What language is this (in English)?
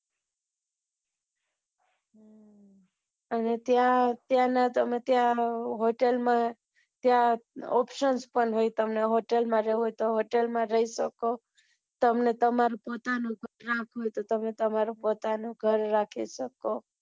Gujarati